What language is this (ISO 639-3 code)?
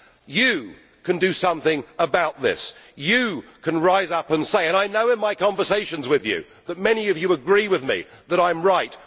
eng